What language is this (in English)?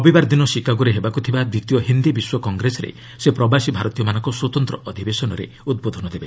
Odia